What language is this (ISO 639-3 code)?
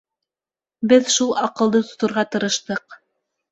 bak